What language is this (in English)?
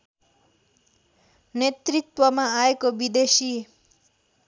Nepali